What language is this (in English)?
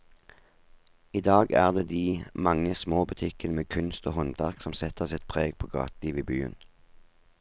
Norwegian